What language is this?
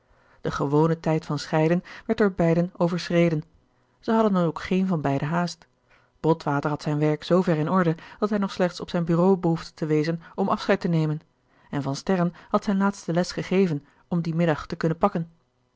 Dutch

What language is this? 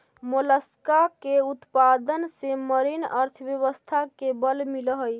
Magahi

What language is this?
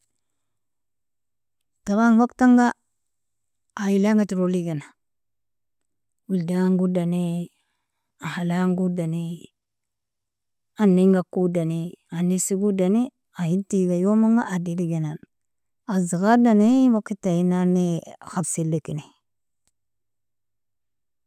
Nobiin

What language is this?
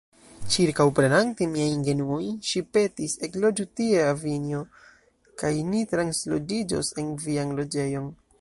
Esperanto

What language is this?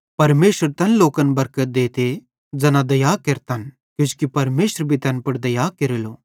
Bhadrawahi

